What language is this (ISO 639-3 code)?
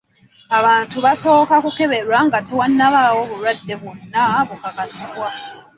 lug